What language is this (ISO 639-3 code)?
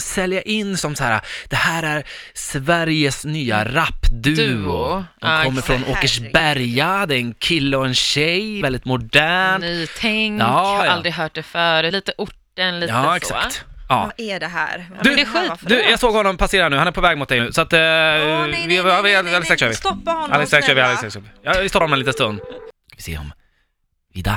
swe